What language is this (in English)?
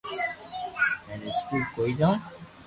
Loarki